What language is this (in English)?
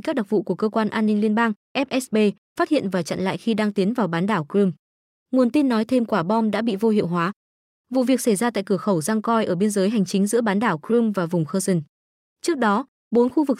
Vietnamese